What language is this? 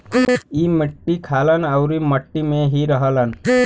Bhojpuri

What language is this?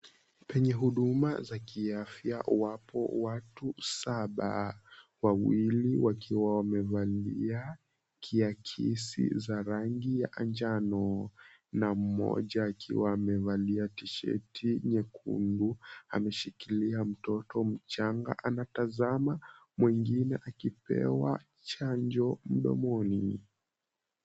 Swahili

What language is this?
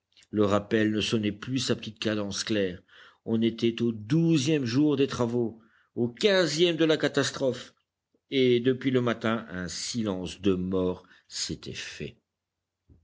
French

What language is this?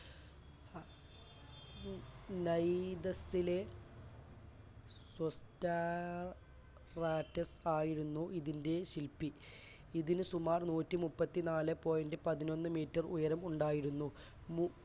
Malayalam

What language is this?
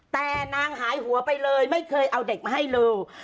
Thai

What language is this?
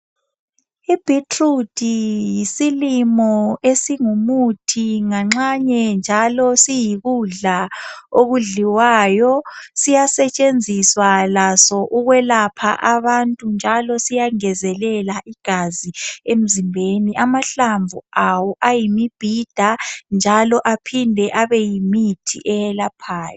North Ndebele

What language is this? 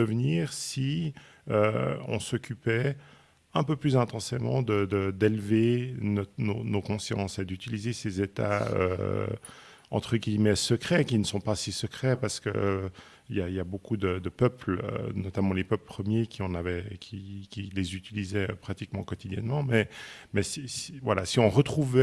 French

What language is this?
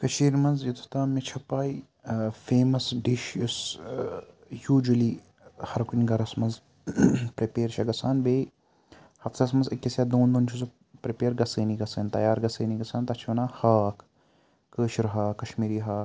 Kashmiri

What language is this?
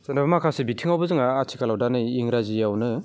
Bodo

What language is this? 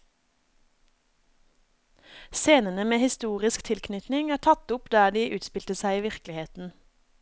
Norwegian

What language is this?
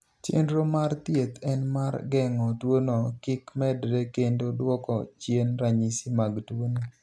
Luo (Kenya and Tanzania)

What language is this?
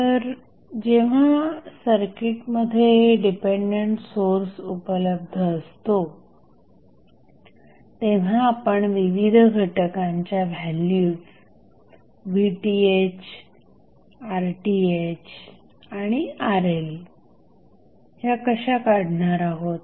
Marathi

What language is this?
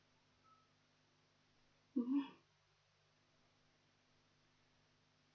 Russian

